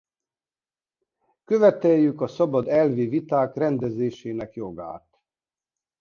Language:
Hungarian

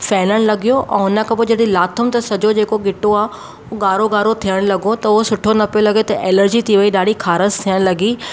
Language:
Sindhi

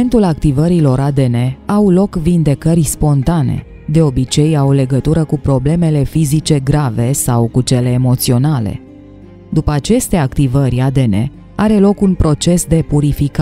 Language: Romanian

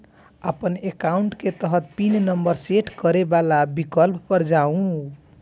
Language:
Maithili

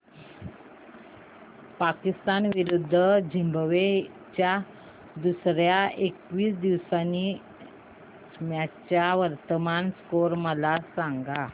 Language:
Marathi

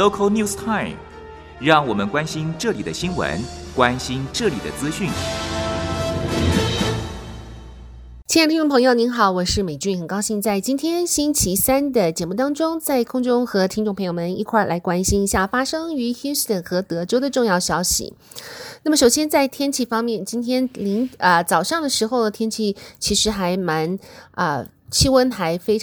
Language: Chinese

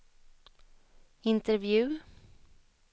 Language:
Swedish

